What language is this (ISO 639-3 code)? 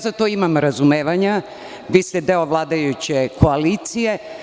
srp